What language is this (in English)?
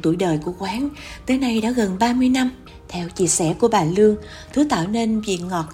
Vietnamese